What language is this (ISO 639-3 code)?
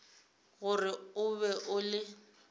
nso